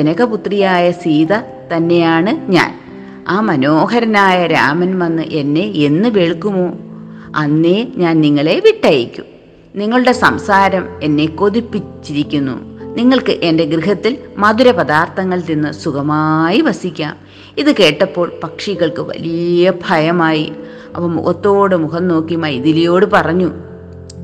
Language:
Malayalam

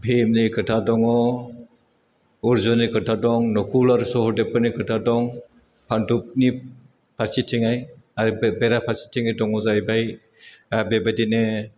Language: Bodo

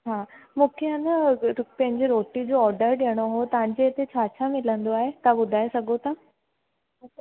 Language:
Sindhi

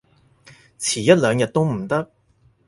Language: Cantonese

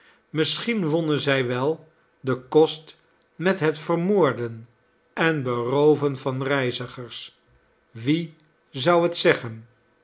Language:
Dutch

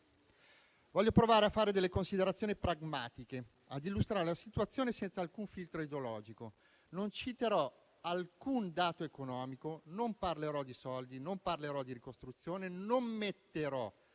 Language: Italian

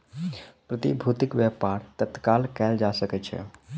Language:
Maithili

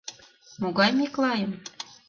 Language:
Mari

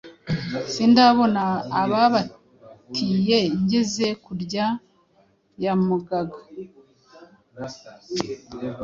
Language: Kinyarwanda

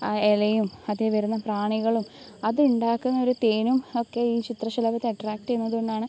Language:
Malayalam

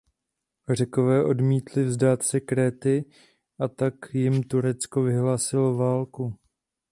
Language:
Czech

